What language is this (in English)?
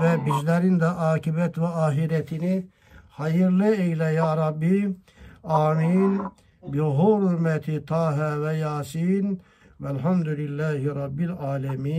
Turkish